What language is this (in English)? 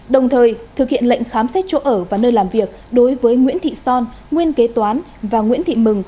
Vietnamese